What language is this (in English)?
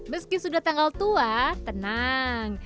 Indonesian